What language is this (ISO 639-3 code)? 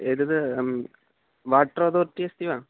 san